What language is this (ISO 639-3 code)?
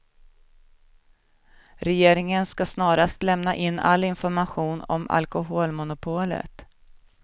swe